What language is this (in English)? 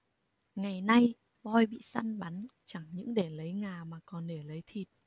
Vietnamese